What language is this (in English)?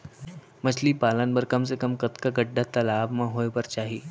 Chhattisgarhi